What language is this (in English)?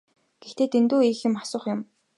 Mongolian